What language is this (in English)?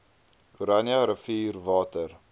Afrikaans